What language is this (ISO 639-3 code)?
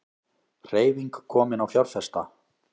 isl